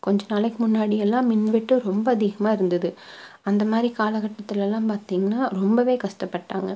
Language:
Tamil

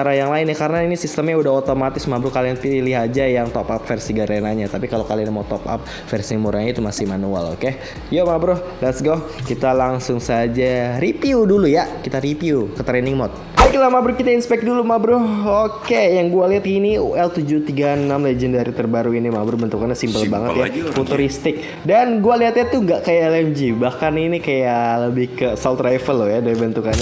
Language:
Indonesian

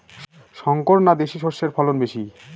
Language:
Bangla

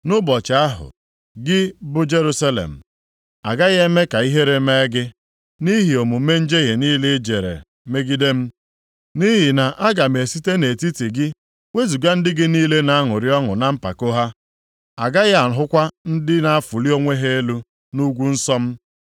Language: Igbo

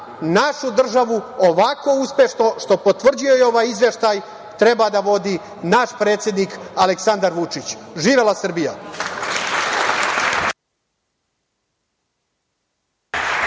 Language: Serbian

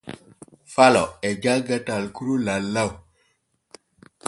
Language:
Borgu Fulfulde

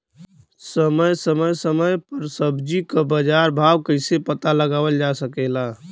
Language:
Bhojpuri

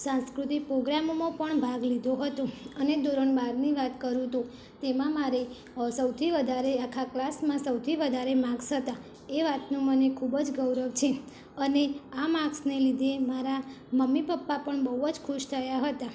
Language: Gujarati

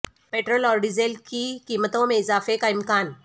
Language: Urdu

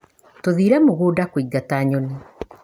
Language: Kikuyu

